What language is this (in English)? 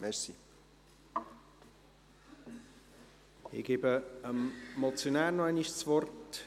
Swiss German